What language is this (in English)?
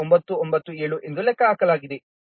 Kannada